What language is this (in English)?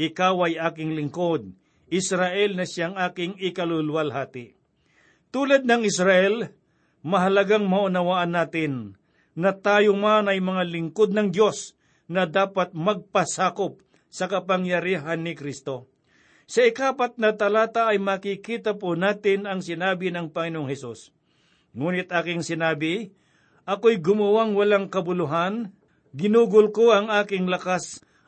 Filipino